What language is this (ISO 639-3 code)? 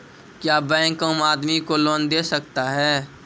mai